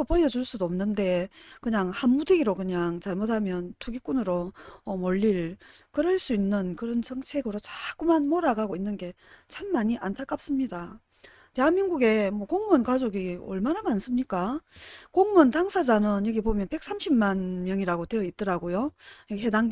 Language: Korean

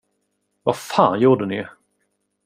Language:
Swedish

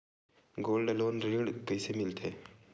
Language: Chhattisgarhi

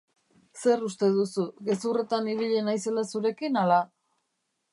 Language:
Basque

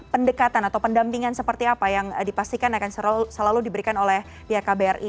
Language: Indonesian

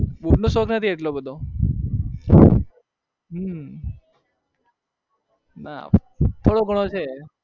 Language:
Gujarati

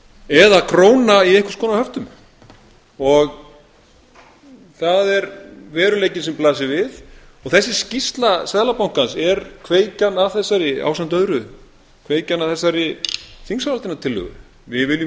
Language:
Icelandic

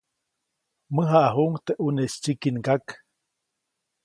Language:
Copainalá Zoque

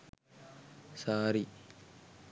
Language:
Sinhala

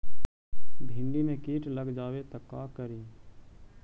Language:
Magahi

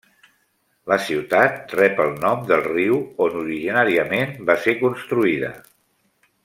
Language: Catalan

